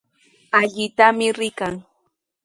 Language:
Sihuas Ancash Quechua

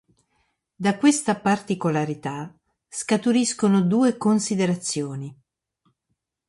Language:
Italian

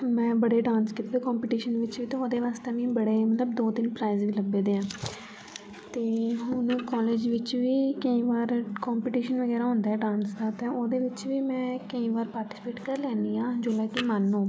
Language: Dogri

